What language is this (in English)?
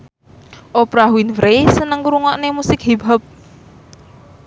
Javanese